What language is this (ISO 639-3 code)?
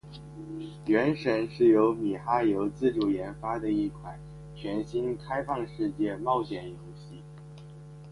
zho